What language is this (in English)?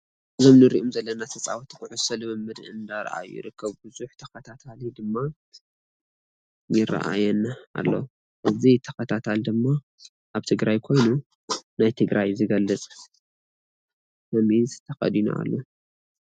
Tigrinya